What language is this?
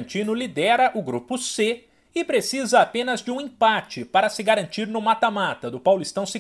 Portuguese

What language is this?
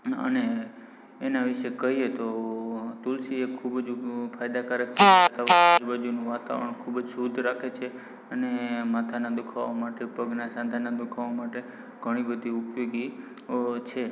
Gujarati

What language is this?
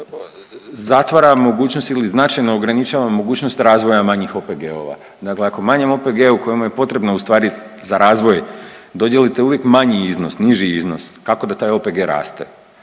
Croatian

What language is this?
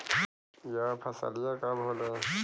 Bhojpuri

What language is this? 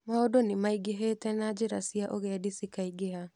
Kikuyu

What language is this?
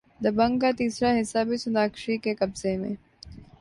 Urdu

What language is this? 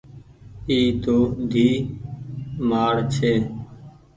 Goaria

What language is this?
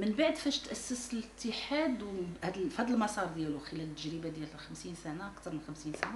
Arabic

